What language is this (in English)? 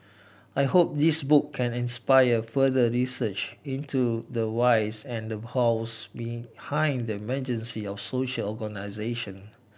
English